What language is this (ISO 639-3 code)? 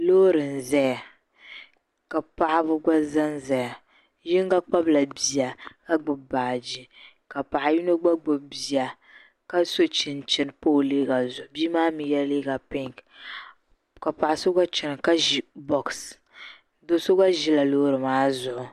dag